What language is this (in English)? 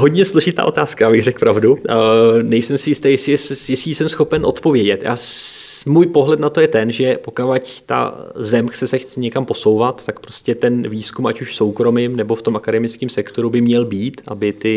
Czech